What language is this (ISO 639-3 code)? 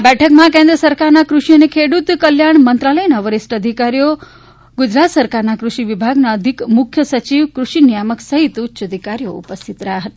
guj